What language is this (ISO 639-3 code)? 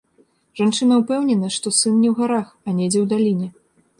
bel